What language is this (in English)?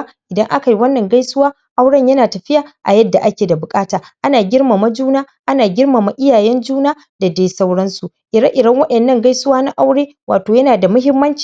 Hausa